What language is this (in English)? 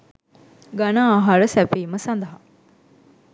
Sinhala